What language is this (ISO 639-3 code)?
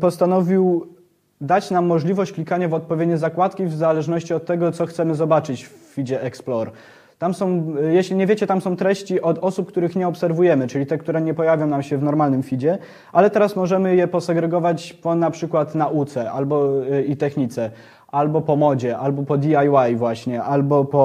pol